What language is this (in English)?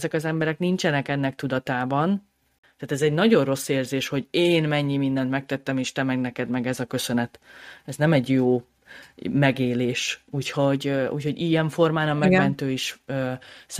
Hungarian